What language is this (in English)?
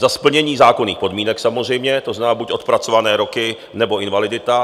Czech